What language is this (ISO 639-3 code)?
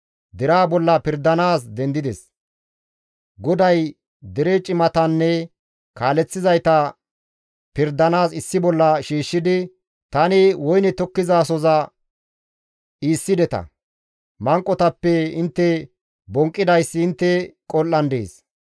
gmv